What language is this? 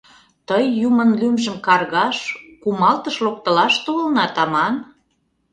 Mari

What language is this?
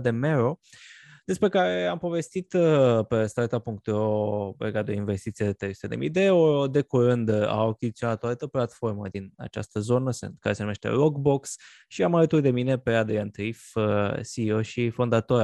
Romanian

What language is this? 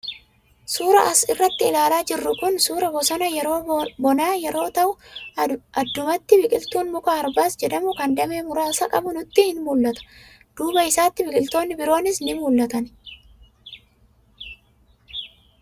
Oromo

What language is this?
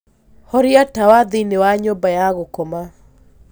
Kikuyu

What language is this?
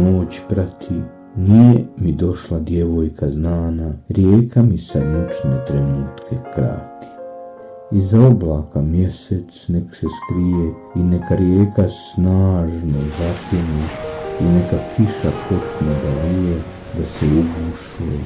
Croatian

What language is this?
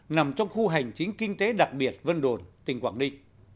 Vietnamese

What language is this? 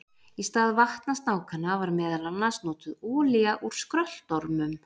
Icelandic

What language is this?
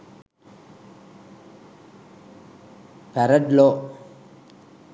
Sinhala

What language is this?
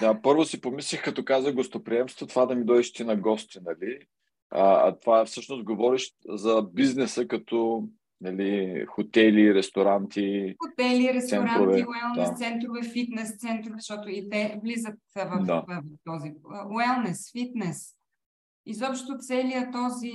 Bulgarian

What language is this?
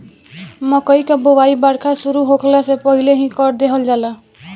Bhojpuri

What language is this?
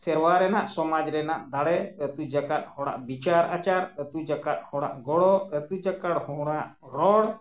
Santali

